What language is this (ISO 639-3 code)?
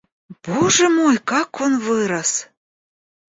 rus